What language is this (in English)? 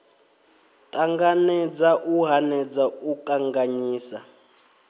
Venda